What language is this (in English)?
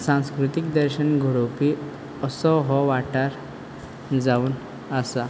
Konkani